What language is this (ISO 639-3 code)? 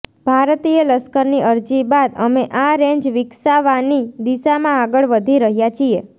guj